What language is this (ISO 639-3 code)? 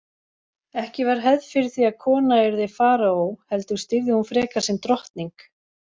isl